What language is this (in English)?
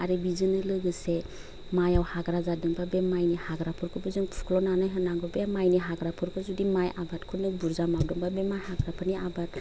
Bodo